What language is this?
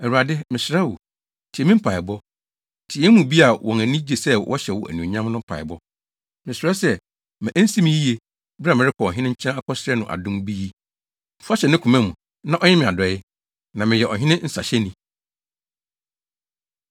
Akan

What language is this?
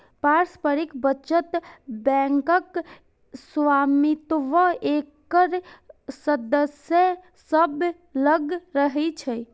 Maithili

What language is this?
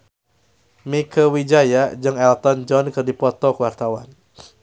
Sundanese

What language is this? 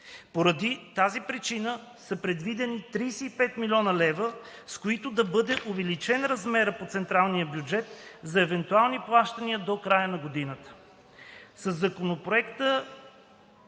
Bulgarian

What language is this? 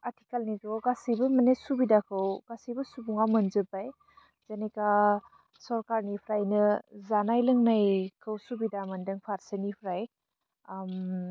Bodo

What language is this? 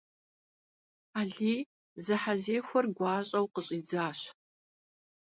Kabardian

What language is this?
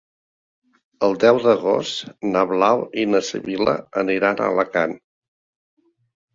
Catalan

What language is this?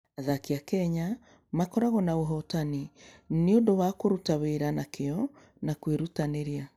Kikuyu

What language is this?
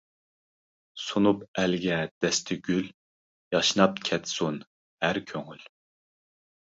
Uyghur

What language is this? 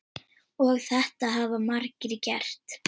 Icelandic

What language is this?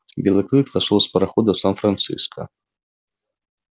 Russian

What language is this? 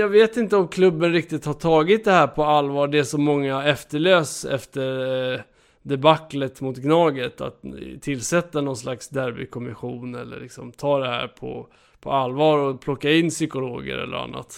Swedish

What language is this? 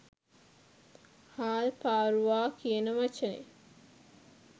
Sinhala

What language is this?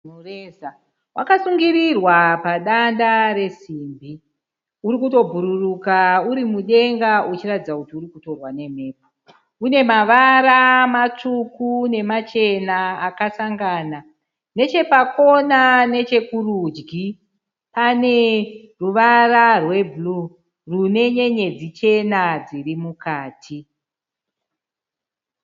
Shona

